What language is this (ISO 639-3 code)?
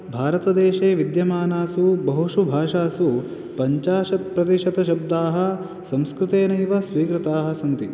san